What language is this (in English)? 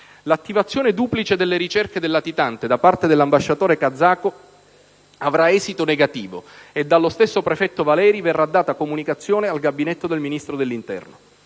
Italian